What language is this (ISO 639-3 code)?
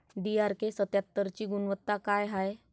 mar